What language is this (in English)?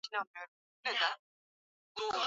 Swahili